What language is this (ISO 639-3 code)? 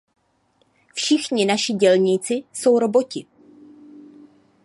ces